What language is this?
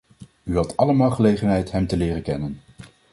Dutch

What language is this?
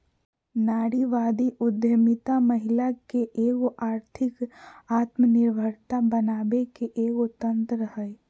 Magahi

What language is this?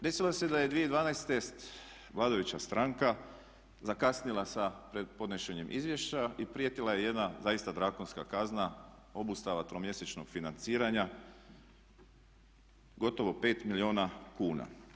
Croatian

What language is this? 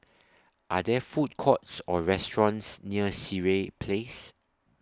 English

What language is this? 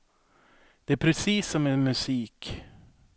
Swedish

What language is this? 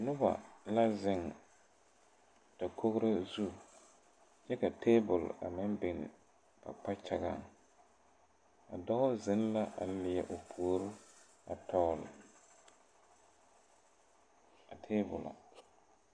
Southern Dagaare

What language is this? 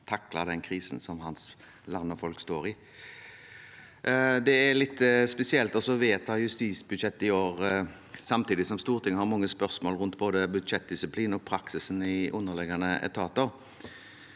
Norwegian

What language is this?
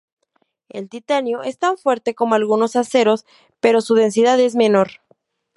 Spanish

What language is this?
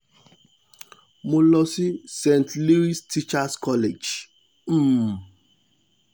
Yoruba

